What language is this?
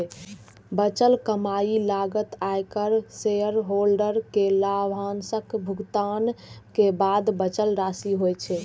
Maithili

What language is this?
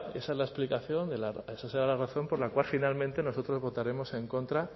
Spanish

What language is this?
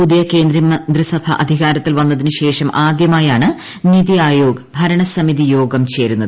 Malayalam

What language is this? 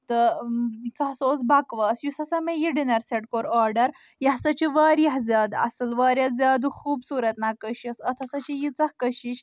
Kashmiri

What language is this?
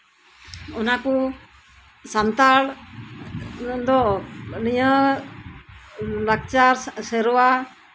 Santali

